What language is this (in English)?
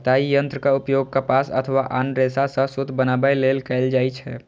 Maithili